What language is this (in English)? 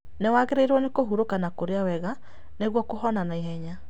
Kikuyu